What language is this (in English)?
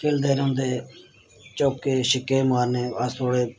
Dogri